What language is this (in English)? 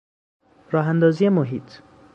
Persian